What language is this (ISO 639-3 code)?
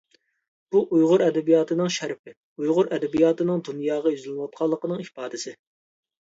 uig